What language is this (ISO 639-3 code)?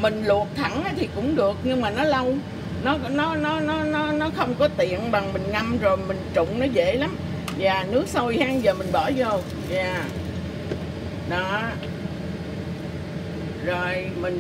vie